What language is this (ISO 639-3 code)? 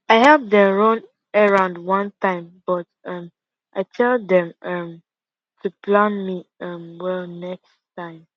pcm